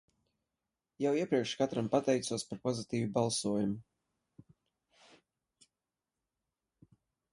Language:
Latvian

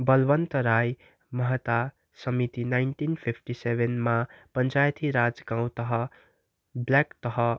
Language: Nepali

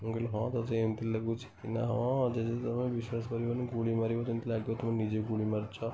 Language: Odia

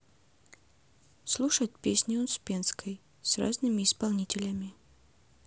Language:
Russian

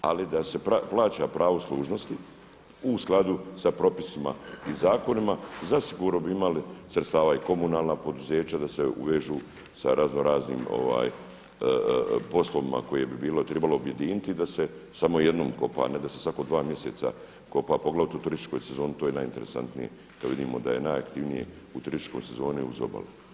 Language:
Croatian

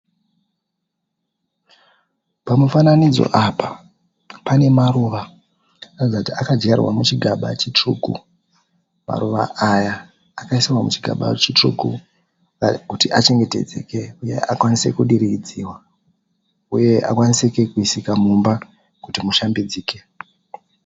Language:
Shona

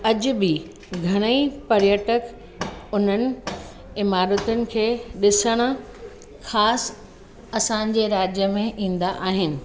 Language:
Sindhi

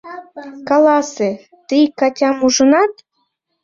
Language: Mari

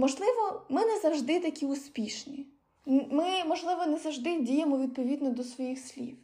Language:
Ukrainian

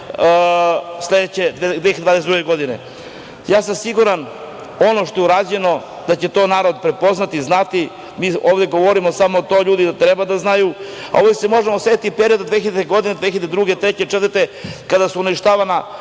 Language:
Serbian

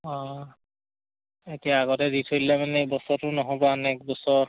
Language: Assamese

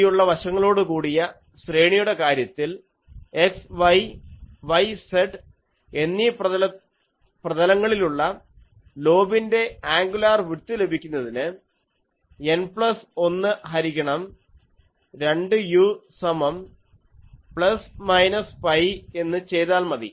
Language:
Malayalam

